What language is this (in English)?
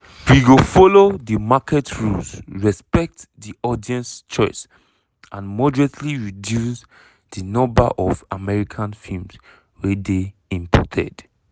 Nigerian Pidgin